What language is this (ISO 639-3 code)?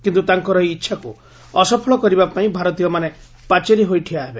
ori